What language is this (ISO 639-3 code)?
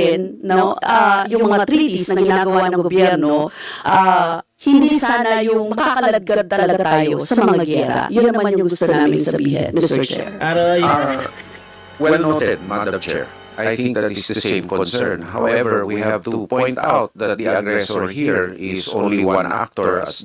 fil